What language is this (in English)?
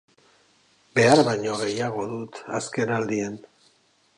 Basque